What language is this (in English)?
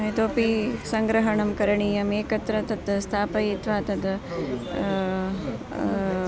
Sanskrit